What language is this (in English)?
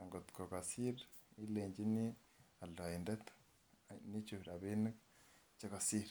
Kalenjin